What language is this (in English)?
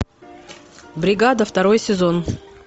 Russian